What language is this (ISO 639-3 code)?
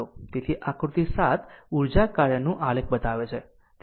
guj